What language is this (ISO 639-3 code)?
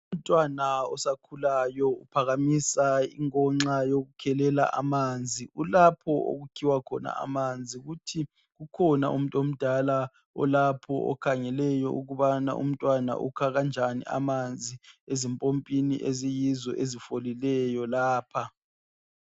nde